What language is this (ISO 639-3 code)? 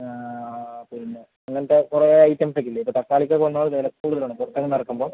mal